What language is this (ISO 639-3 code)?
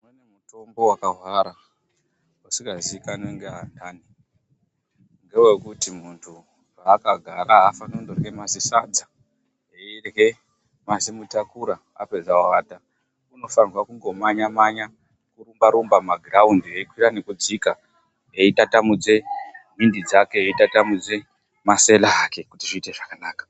ndc